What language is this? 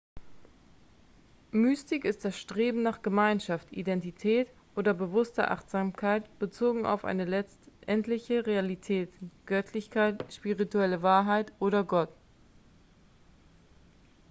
German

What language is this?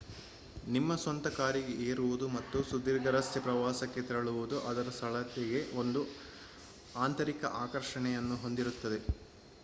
Kannada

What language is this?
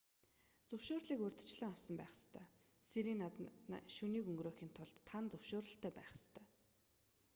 Mongolian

